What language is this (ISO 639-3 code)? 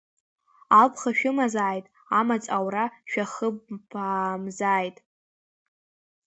abk